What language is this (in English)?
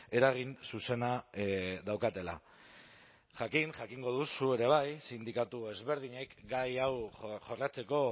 Basque